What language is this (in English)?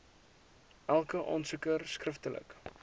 Afrikaans